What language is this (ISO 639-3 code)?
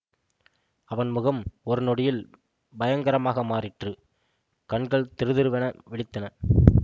tam